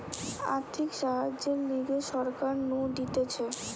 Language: Bangla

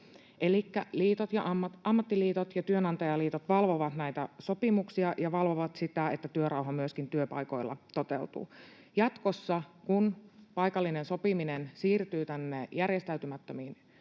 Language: Finnish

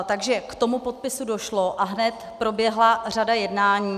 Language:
Czech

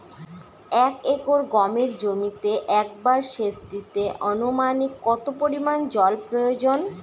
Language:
Bangla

